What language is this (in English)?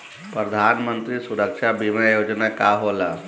Bhojpuri